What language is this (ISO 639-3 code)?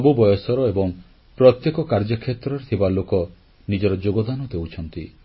ori